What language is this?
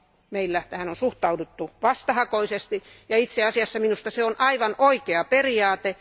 Finnish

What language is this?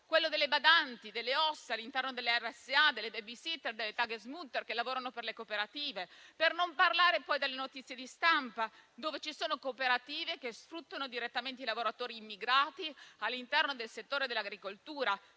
Italian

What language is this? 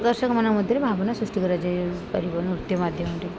Odia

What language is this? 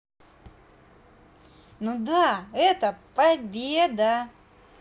Russian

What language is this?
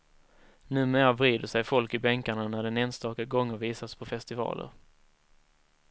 Swedish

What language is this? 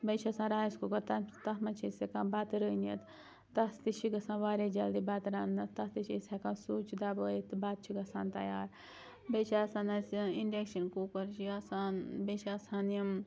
Kashmiri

